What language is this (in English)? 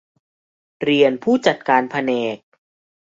Thai